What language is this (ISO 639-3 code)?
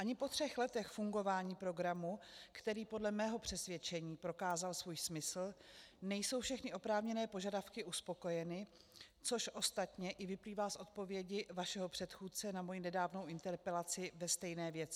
ces